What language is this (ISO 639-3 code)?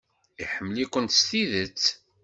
kab